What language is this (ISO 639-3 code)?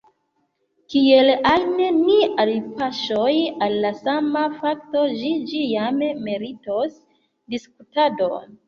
epo